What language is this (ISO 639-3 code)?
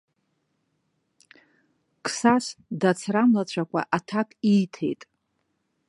abk